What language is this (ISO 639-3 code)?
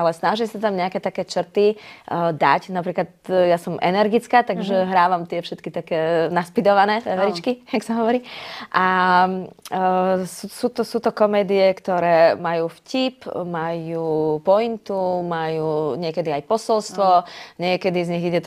slk